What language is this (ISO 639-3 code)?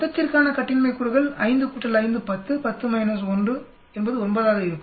tam